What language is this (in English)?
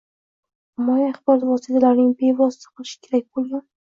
Uzbek